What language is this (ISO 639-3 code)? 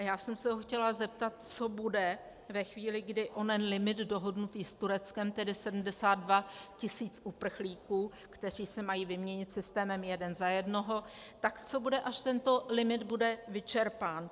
ces